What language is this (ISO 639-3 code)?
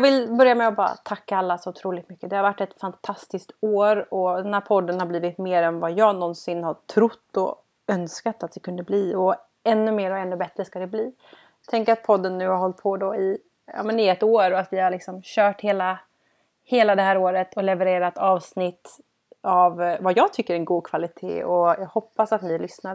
swe